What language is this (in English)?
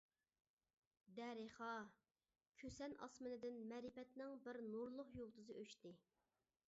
Uyghur